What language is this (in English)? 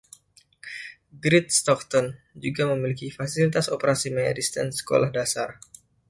Indonesian